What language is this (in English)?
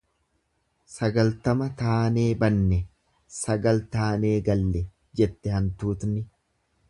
Oromo